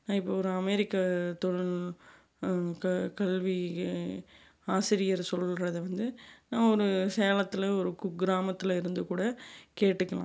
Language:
Tamil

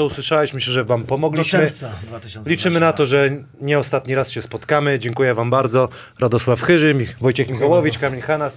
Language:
Polish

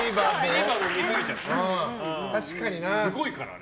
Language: Japanese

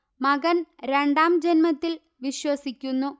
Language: Malayalam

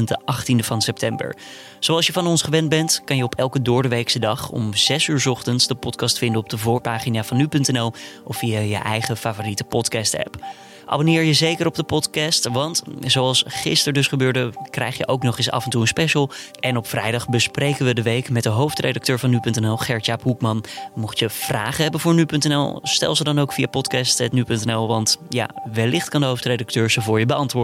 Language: Dutch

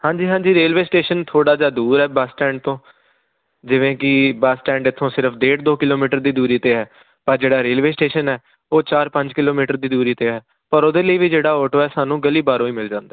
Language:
Punjabi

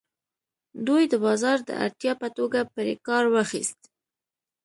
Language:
Pashto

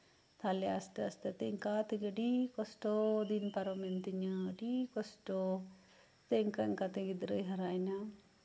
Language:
Santali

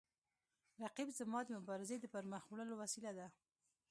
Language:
Pashto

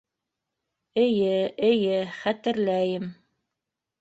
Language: Bashkir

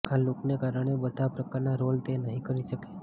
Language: Gujarati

